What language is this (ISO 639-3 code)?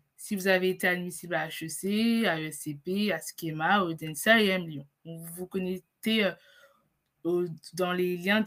fra